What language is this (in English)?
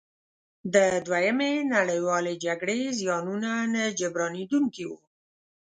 Pashto